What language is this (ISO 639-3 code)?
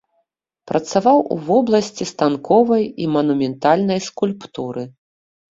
bel